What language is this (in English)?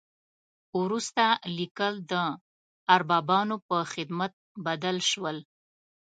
Pashto